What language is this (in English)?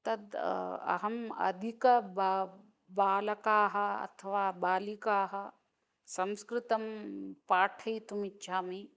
Sanskrit